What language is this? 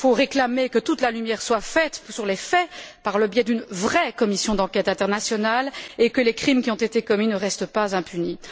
French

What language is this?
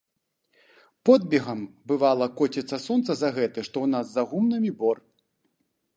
Belarusian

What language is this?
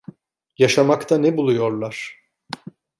Turkish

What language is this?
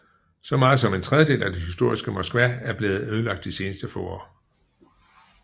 Danish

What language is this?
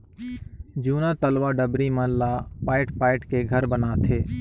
Chhattisgarhi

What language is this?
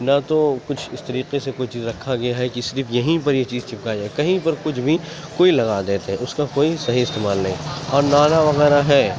Urdu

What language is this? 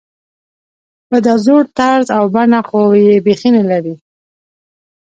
Pashto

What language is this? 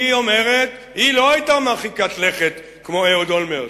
Hebrew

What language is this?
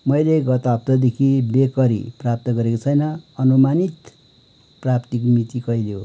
Nepali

